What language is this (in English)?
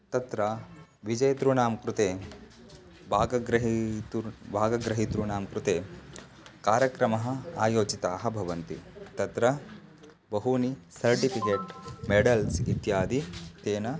Sanskrit